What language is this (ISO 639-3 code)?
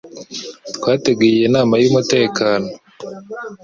kin